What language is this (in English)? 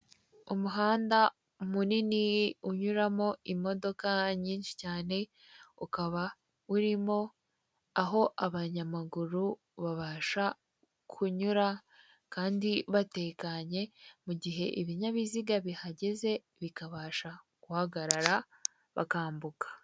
Kinyarwanda